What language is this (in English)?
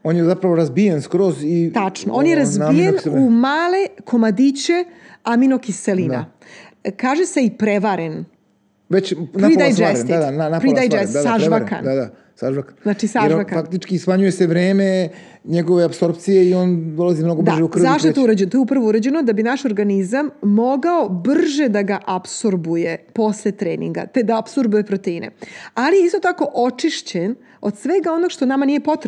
Croatian